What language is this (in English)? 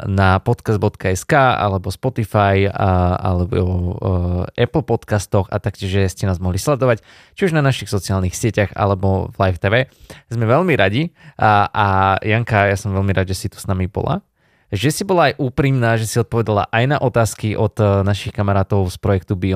Slovak